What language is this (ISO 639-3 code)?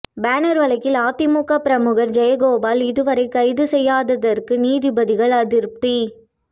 tam